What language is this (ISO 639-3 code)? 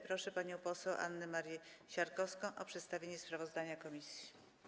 pol